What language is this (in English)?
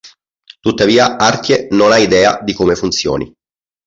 Italian